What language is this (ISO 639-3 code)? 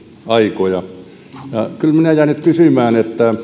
fin